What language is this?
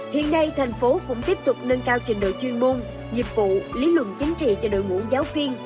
Vietnamese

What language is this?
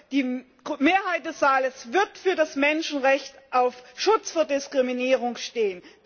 German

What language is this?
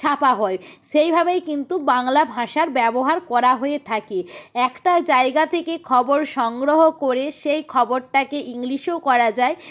Bangla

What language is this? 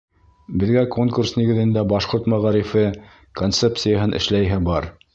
Bashkir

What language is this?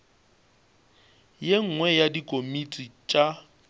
Northern Sotho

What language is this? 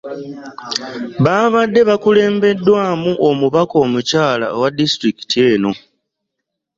Ganda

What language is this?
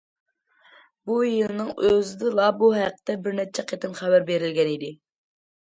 Uyghur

